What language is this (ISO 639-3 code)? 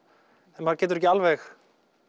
isl